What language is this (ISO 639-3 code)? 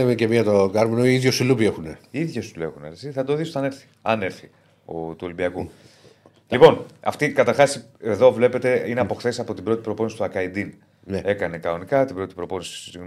ell